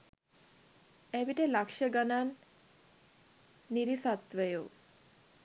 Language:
Sinhala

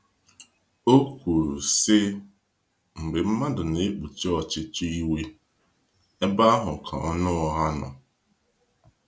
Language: Igbo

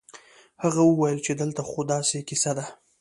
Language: Pashto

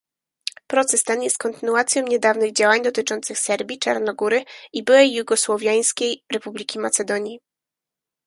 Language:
Polish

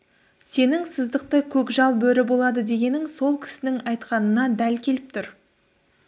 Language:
Kazakh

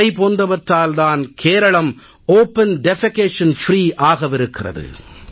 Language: Tamil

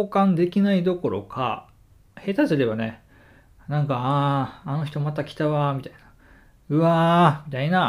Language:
Japanese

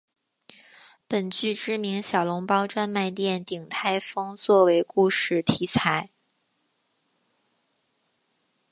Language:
Chinese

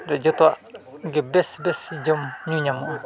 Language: Santali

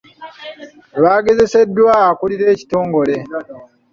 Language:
Ganda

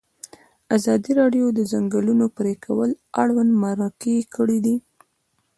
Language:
Pashto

